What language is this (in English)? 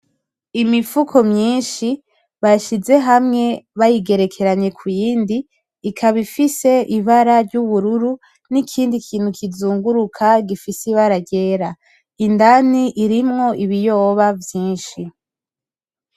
Rundi